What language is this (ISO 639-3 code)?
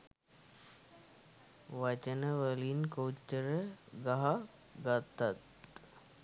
sin